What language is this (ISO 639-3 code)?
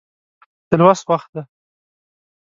pus